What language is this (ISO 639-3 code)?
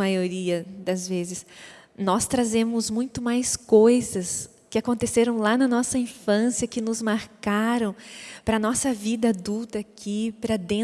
por